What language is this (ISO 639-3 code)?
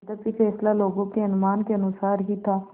hin